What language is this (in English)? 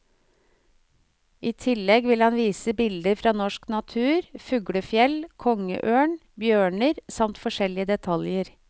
Norwegian